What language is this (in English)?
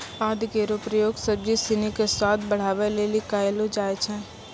Maithili